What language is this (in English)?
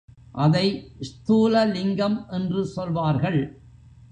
Tamil